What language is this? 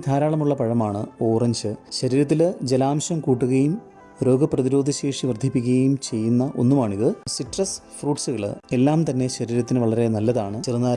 Malayalam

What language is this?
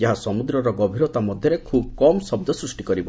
Odia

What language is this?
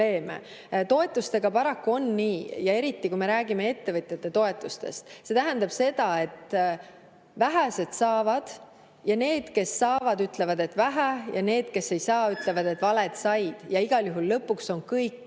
Estonian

